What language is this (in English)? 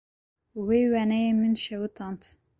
Kurdish